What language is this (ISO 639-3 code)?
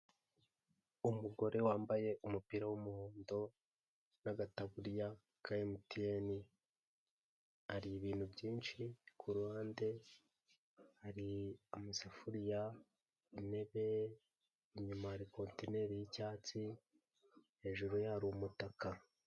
kin